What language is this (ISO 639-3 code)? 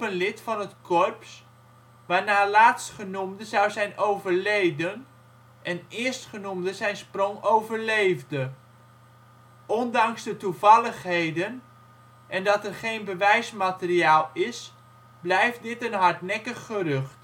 nld